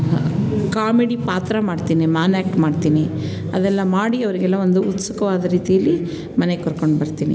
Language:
Kannada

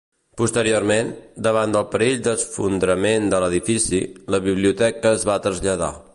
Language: Catalan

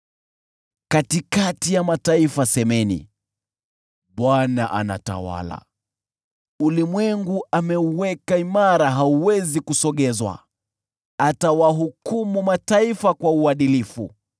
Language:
Swahili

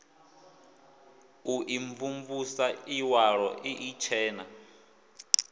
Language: Venda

